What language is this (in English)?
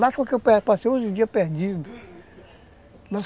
Portuguese